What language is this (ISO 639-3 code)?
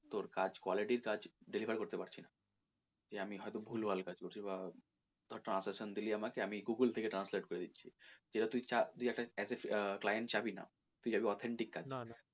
ben